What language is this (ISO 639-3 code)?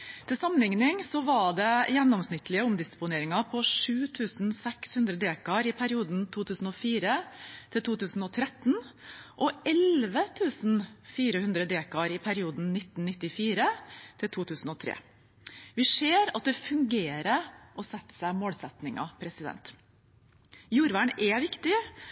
nob